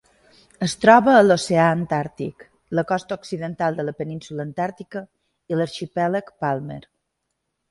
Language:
Catalan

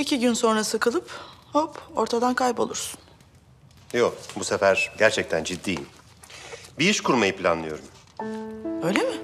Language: Turkish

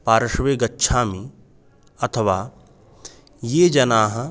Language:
Sanskrit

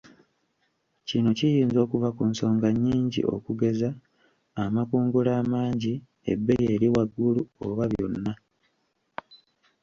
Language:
Ganda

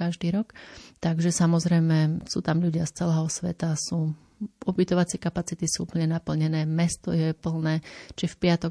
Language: Slovak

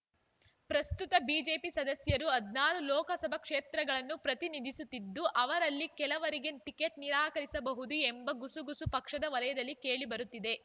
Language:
Kannada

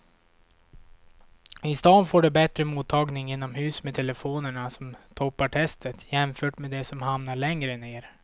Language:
Swedish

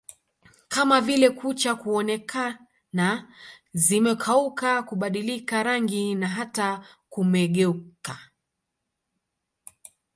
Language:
Swahili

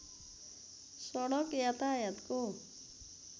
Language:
Nepali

